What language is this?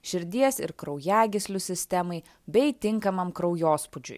Lithuanian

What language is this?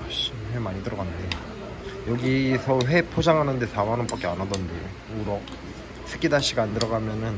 Korean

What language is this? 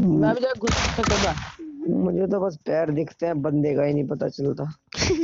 Hindi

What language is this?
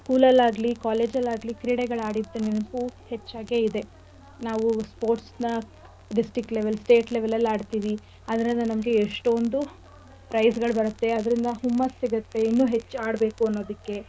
Kannada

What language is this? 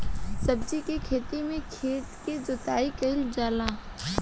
Bhojpuri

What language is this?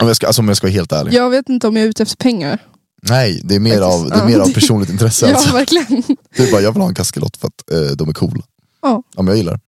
Swedish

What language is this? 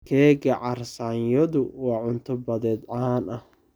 Somali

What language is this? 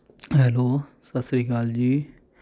Punjabi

